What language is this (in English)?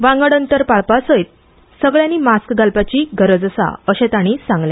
Konkani